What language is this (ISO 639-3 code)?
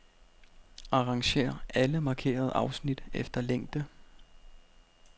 dan